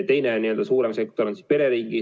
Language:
Estonian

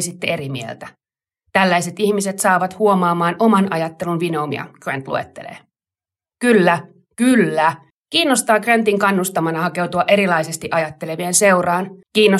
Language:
Finnish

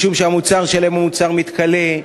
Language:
Hebrew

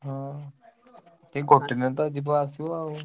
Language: Odia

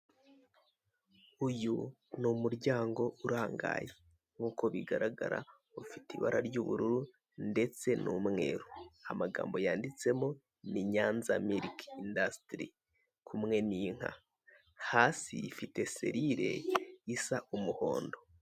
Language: Kinyarwanda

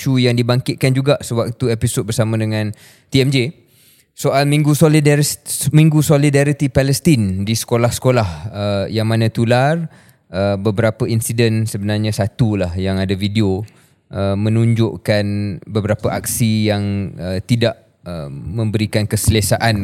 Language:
Malay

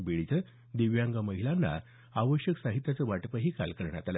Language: Marathi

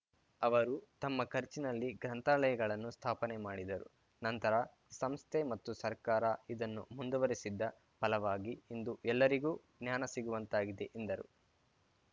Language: Kannada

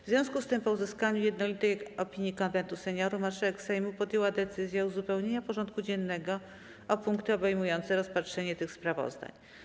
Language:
Polish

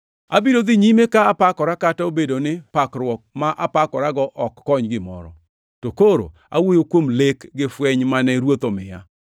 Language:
Luo (Kenya and Tanzania)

